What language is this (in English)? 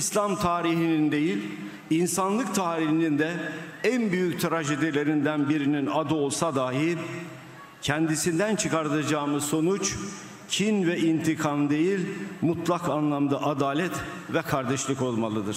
Turkish